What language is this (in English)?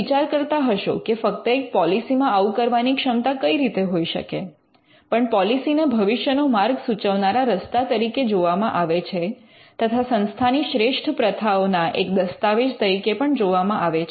Gujarati